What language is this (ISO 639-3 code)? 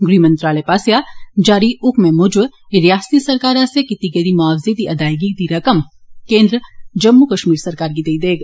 doi